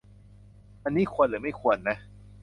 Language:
Thai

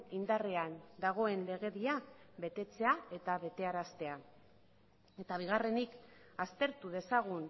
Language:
Basque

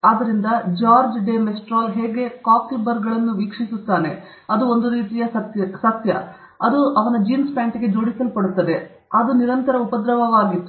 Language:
Kannada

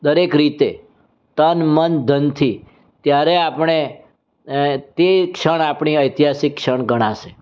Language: Gujarati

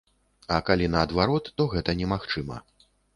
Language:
Belarusian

